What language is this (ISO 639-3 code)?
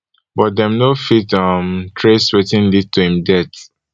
pcm